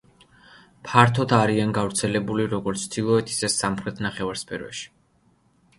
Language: Georgian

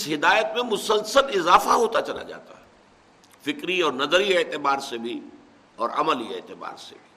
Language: Urdu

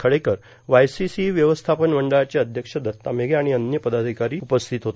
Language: Marathi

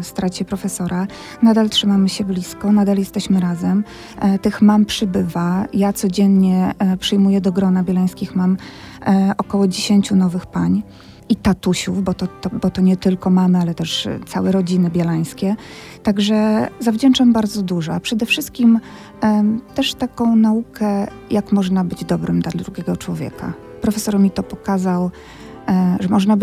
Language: Polish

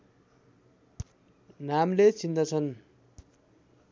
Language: Nepali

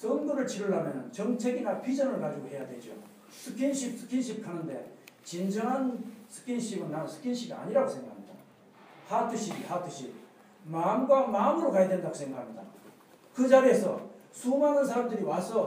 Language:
Korean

